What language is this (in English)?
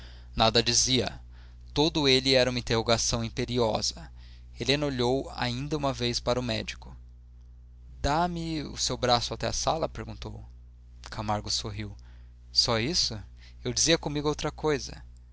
Portuguese